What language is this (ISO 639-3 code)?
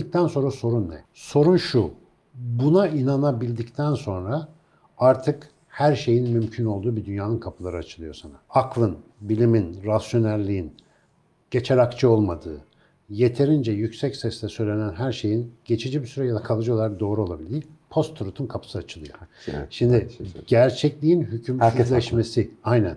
tur